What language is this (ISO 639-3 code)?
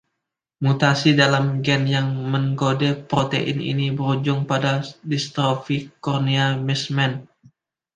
ind